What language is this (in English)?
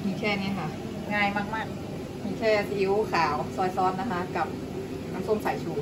Thai